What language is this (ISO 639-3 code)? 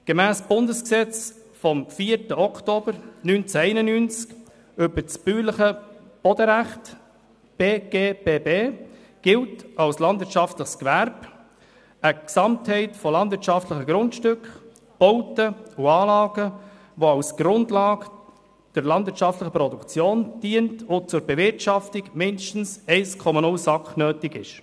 gsw